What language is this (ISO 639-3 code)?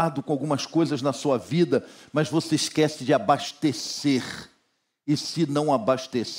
por